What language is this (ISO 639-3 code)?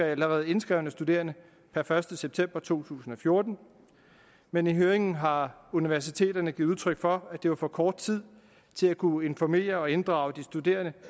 dan